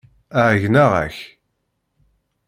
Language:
Kabyle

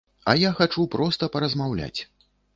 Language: Belarusian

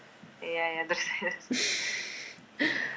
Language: Kazakh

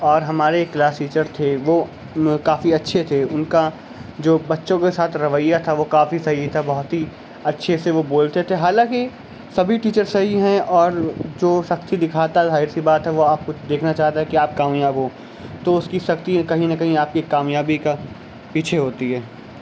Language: Urdu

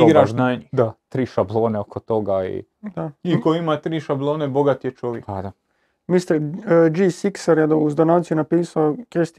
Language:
Croatian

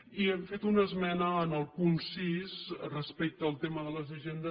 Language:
Catalan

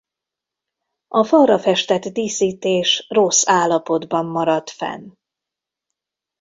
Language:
Hungarian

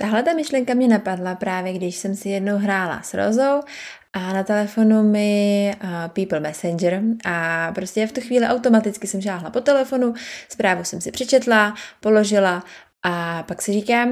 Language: Czech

